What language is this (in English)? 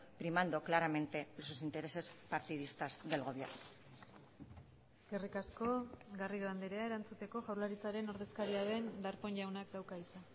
Basque